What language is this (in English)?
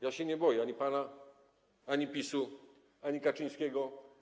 Polish